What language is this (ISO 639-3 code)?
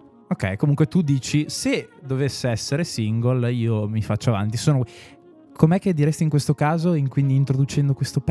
ita